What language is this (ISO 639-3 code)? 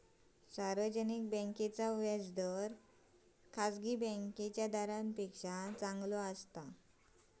mar